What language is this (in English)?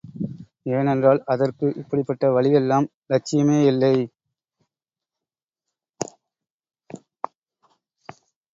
Tamil